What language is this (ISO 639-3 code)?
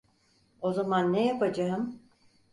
tur